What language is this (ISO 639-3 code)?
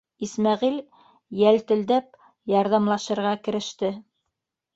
bak